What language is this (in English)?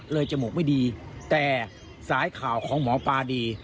Thai